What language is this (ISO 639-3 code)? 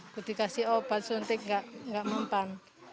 ind